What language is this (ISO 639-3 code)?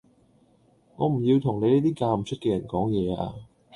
yue